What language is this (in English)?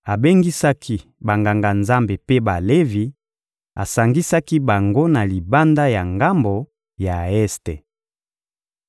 Lingala